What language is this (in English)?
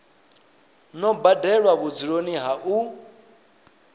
Venda